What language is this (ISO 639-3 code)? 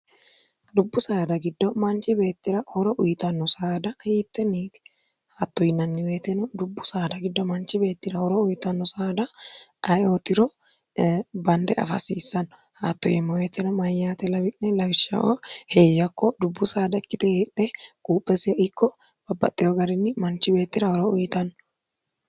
sid